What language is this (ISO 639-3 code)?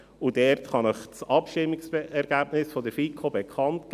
gsw